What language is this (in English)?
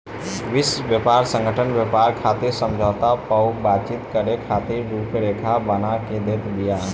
Bhojpuri